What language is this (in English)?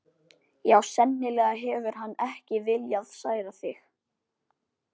Icelandic